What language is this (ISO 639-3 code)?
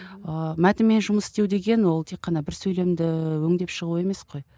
kaz